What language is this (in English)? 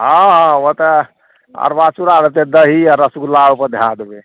Maithili